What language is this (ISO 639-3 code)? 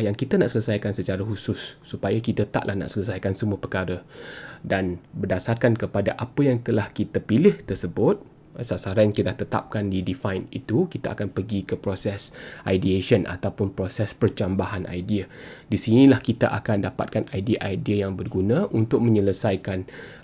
msa